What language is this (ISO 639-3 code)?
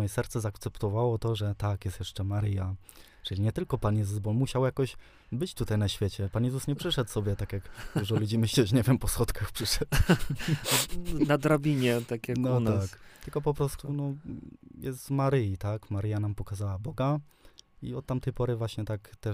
pol